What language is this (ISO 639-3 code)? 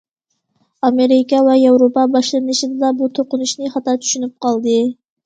uig